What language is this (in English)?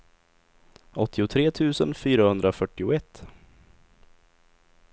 Swedish